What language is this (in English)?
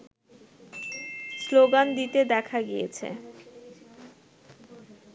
Bangla